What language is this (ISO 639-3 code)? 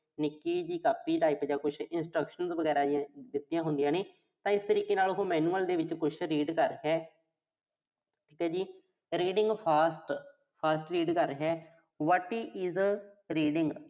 pan